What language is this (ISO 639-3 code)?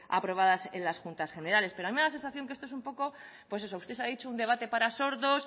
spa